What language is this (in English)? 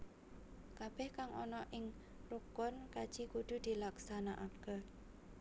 Javanese